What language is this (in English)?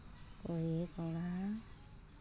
Santali